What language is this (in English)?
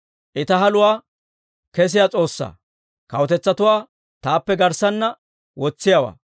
Dawro